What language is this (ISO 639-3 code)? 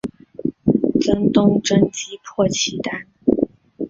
zho